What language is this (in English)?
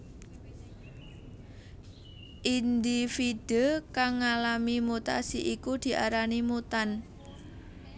Javanese